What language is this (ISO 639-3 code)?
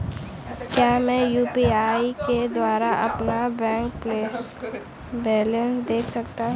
hin